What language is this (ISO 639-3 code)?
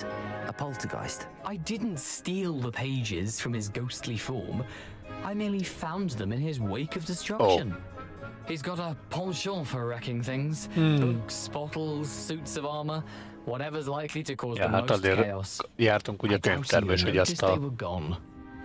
hun